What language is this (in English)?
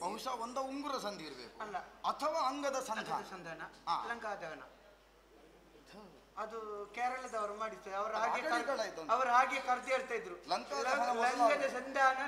Arabic